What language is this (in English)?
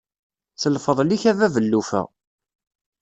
Kabyle